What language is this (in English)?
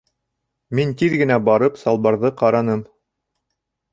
Bashkir